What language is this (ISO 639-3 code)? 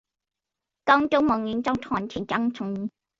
zho